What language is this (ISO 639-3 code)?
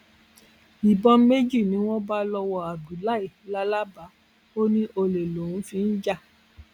yor